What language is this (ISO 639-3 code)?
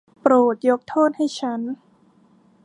tha